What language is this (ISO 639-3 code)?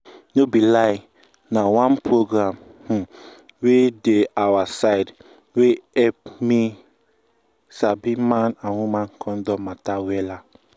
pcm